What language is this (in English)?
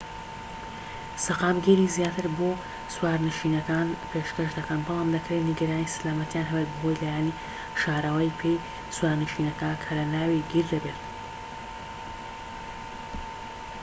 Central Kurdish